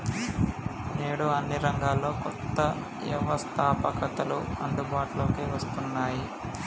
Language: Telugu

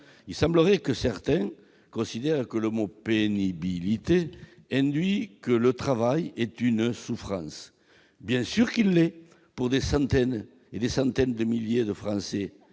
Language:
French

